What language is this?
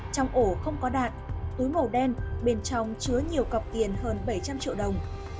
Vietnamese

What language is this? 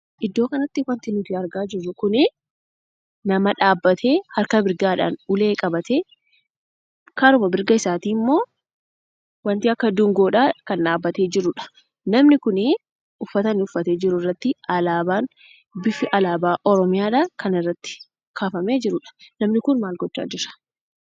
Oromo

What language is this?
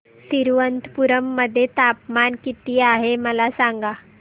Marathi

